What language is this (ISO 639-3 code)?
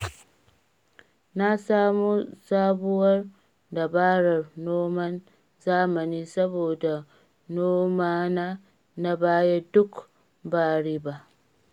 hau